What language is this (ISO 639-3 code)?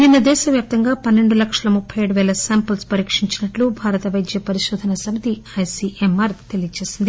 tel